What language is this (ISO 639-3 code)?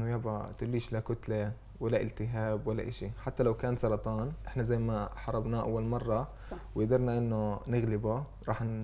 ara